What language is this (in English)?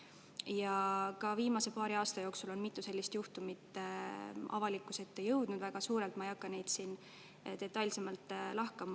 Estonian